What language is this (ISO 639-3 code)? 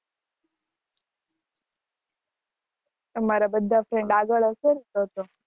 guj